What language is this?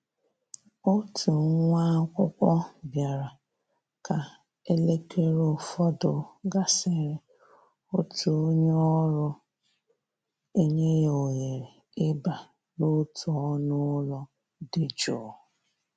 Igbo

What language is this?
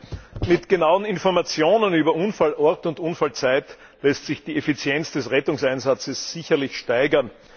German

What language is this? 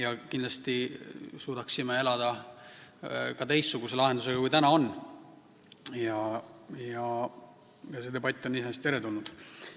Estonian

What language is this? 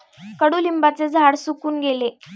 Marathi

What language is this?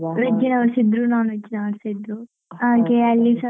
Kannada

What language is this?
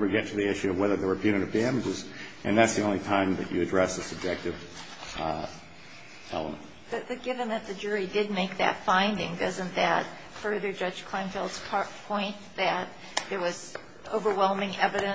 English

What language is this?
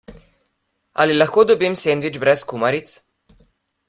Slovenian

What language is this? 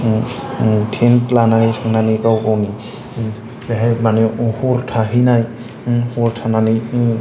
Bodo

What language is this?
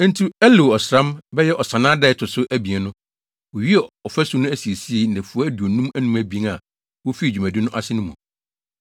Akan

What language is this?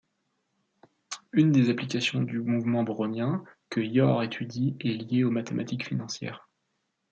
French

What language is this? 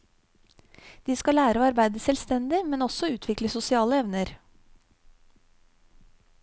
Norwegian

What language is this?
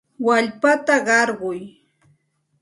Santa Ana de Tusi Pasco Quechua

